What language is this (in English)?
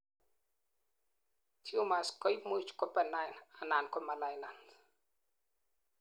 Kalenjin